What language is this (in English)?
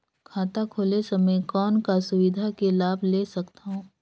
Chhattisgarhi